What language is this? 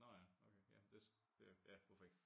Danish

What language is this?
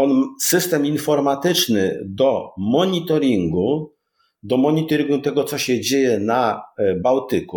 Polish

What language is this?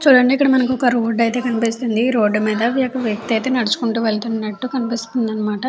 Telugu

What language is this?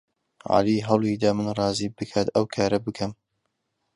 Central Kurdish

